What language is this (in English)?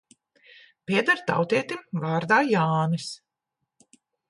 Latvian